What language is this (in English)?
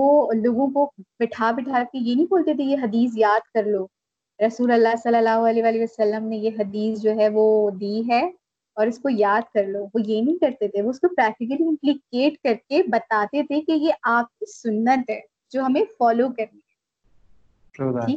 Urdu